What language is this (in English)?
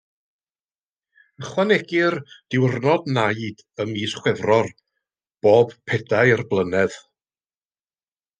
Welsh